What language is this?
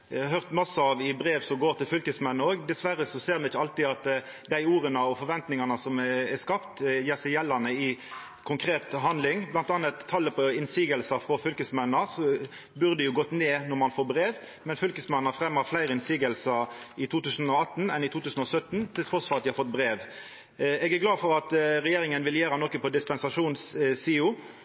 Norwegian Nynorsk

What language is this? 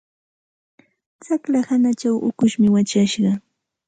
Santa Ana de Tusi Pasco Quechua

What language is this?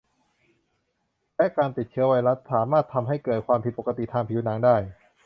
Thai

